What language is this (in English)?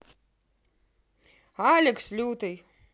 Russian